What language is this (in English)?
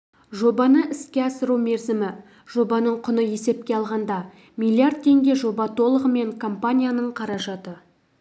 Kazakh